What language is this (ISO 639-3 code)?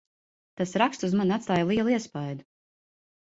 lav